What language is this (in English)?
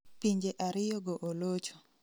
Luo (Kenya and Tanzania)